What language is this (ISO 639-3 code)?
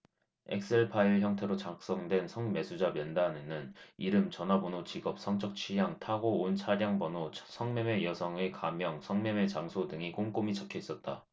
kor